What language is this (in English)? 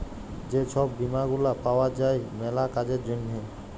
Bangla